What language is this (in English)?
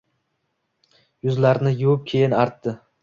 Uzbek